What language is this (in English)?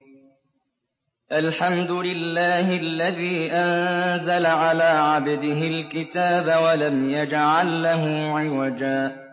Arabic